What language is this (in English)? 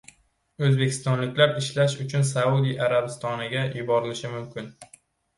Uzbek